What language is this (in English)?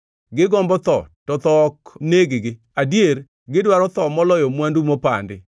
Luo (Kenya and Tanzania)